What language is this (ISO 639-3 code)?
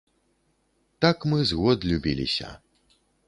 bel